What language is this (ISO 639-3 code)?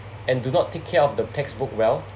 eng